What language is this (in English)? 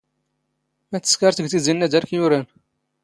Standard Moroccan Tamazight